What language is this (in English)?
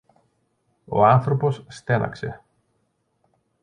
Greek